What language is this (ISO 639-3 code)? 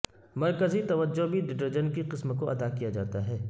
urd